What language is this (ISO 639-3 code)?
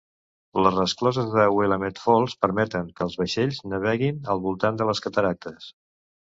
cat